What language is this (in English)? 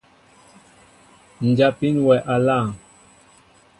Mbo (Cameroon)